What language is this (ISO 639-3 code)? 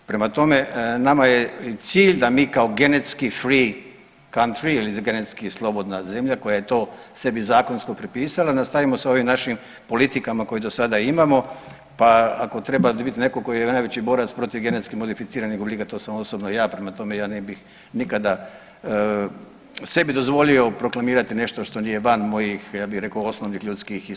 hrv